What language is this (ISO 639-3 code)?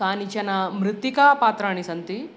san